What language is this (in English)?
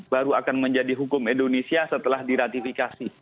Indonesian